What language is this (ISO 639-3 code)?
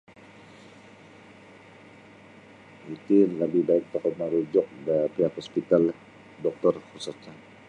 bsy